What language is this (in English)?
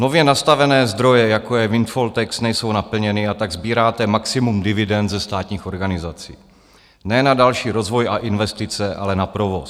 Czech